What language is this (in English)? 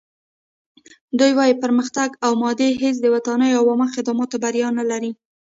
Pashto